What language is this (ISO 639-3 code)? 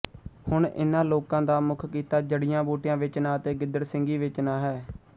pan